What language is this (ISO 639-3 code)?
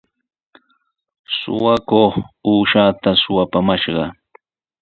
qws